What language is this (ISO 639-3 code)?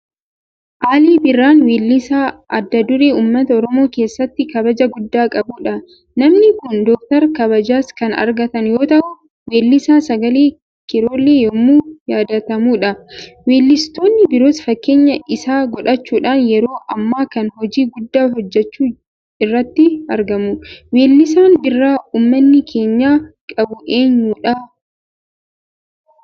orm